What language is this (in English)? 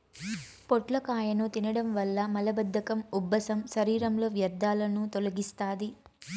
Telugu